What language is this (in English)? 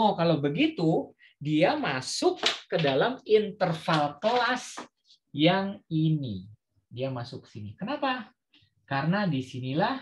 Indonesian